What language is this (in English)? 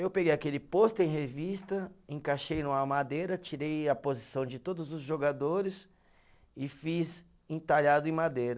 Portuguese